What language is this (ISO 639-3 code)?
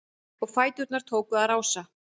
isl